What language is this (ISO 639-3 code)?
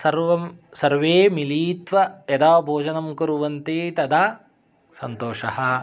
san